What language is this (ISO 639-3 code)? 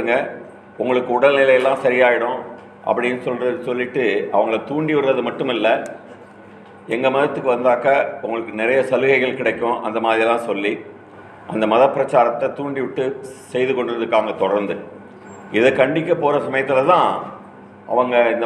tam